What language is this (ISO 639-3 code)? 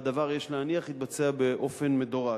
heb